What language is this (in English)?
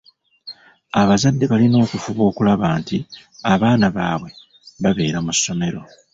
Ganda